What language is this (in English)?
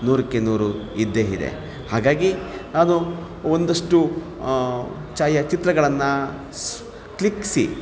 Kannada